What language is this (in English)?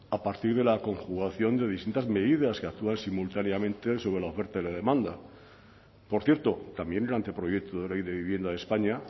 Spanish